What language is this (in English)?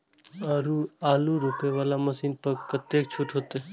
Maithili